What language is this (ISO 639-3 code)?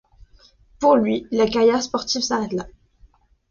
fra